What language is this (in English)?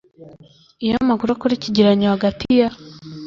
Kinyarwanda